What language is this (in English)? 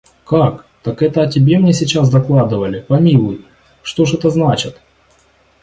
Russian